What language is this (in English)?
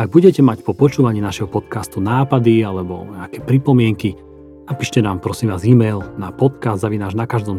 Slovak